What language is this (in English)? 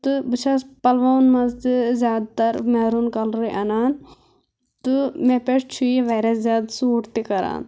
Kashmiri